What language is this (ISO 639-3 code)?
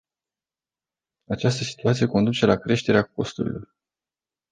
ron